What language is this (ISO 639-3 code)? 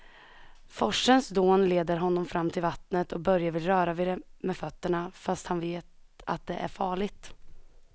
swe